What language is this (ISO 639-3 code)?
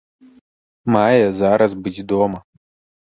bel